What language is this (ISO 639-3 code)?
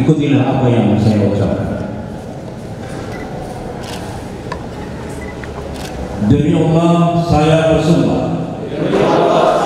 ind